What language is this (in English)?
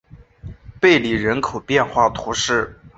Chinese